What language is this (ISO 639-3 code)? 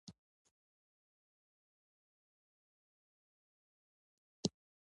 pus